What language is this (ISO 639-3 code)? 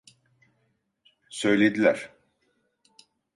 tur